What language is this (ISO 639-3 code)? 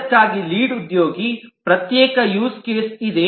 kan